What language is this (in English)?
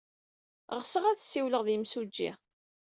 Kabyle